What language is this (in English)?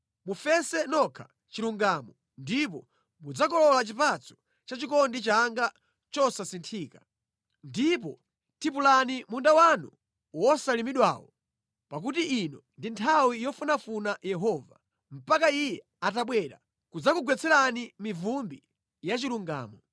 Nyanja